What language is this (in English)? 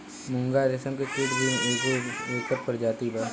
Bhojpuri